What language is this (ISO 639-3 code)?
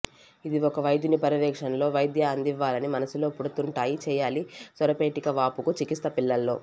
tel